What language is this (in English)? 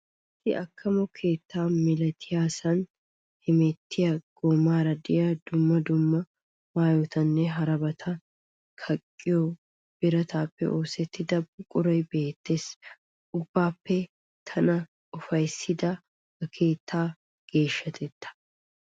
Wolaytta